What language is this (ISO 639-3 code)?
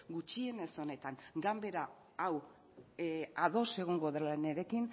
eus